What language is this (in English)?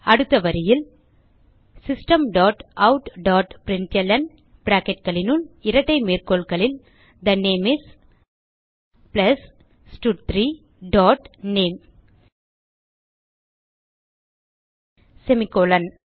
Tamil